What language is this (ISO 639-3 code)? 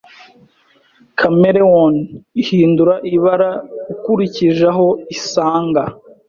kin